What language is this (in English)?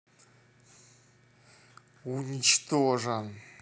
Russian